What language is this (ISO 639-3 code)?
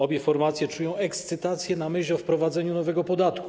pol